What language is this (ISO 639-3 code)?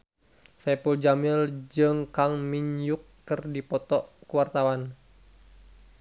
sun